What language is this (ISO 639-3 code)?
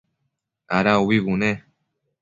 mcf